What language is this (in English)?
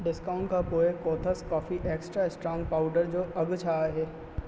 Sindhi